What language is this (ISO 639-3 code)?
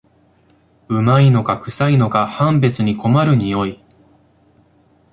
jpn